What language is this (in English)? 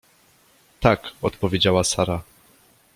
Polish